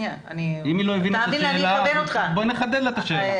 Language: Hebrew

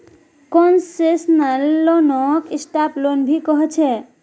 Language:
Magahi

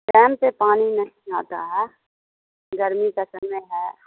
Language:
Urdu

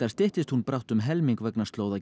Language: Icelandic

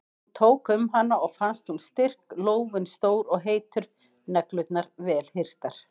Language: Icelandic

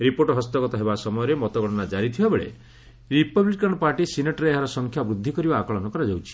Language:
Odia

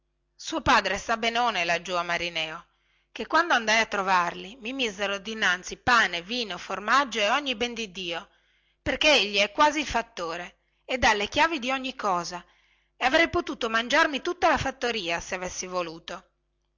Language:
Italian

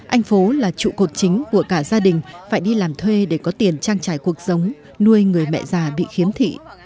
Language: Vietnamese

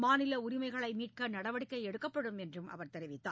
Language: Tamil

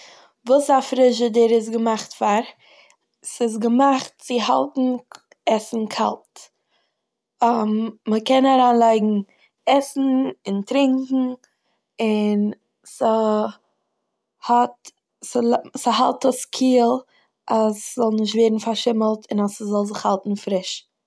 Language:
Yiddish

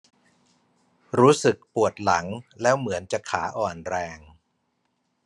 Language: Thai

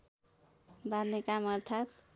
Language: Nepali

